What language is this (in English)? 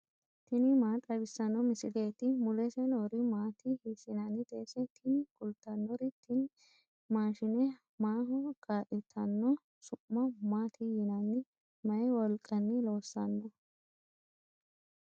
Sidamo